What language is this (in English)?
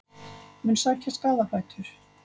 Icelandic